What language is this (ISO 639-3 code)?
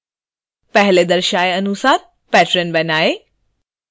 hin